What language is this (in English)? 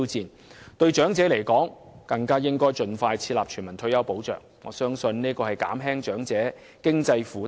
Cantonese